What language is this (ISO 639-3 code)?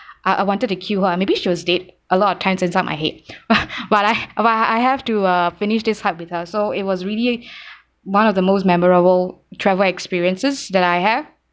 eng